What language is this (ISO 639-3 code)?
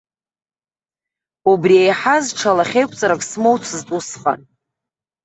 abk